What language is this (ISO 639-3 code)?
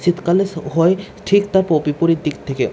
ben